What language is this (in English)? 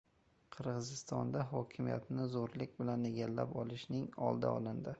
Uzbek